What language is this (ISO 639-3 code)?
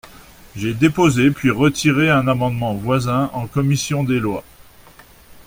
fra